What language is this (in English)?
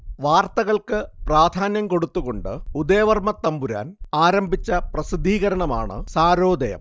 Malayalam